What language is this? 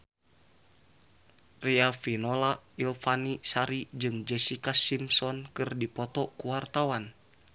Sundanese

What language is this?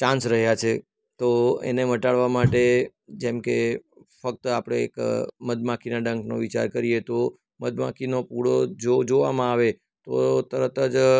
Gujarati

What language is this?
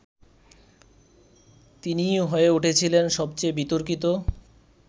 Bangla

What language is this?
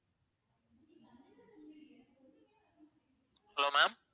Tamil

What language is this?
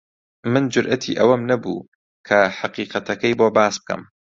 Central Kurdish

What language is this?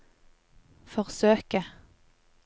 Norwegian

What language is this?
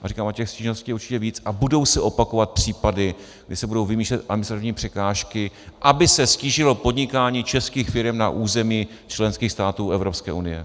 Czech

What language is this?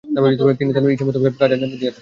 Bangla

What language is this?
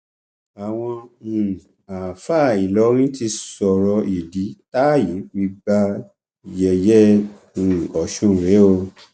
Yoruba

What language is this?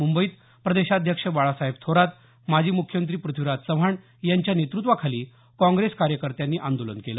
Marathi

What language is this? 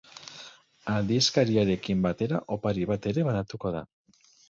Basque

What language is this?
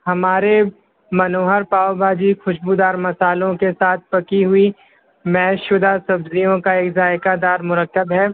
Urdu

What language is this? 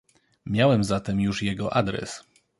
Polish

